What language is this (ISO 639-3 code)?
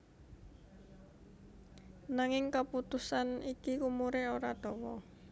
jav